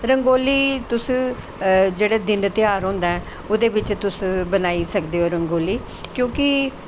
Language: Dogri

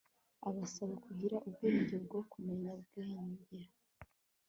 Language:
Kinyarwanda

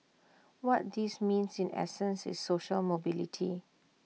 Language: English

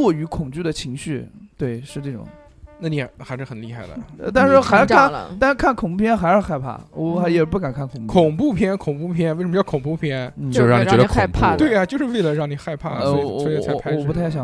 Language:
Chinese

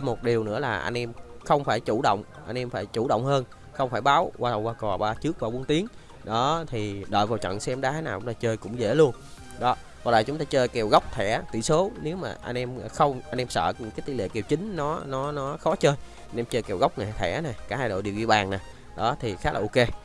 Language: Vietnamese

